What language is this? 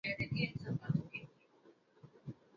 Arabic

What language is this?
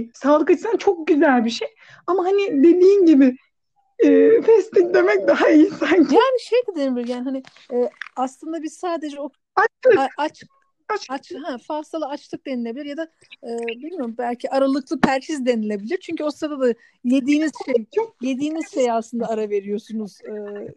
Turkish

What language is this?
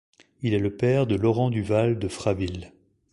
French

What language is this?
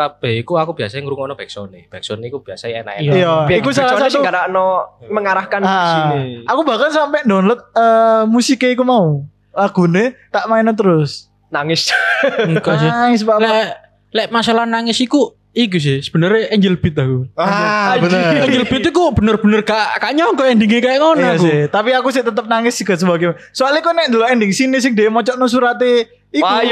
Indonesian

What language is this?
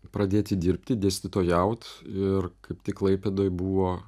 Lithuanian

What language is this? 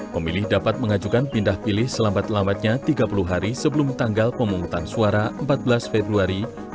Indonesian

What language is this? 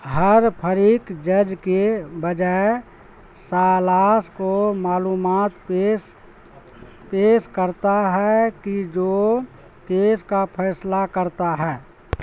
Urdu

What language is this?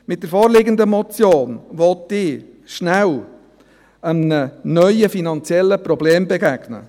Swiss German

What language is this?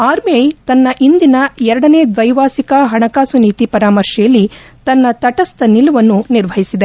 Kannada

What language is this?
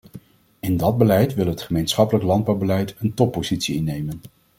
Dutch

